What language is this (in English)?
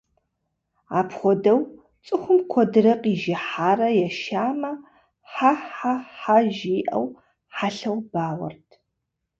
Kabardian